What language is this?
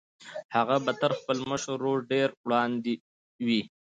Pashto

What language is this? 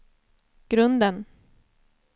Swedish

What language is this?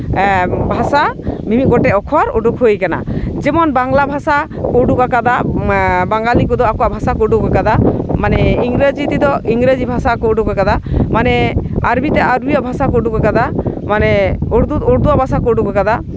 Santali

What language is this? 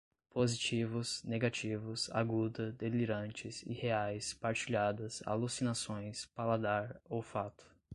Portuguese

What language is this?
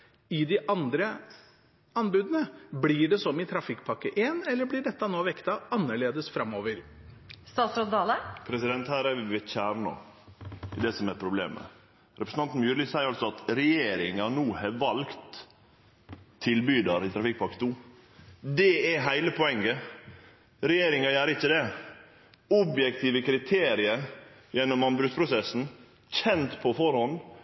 Norwegian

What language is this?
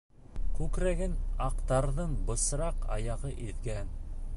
Bashkir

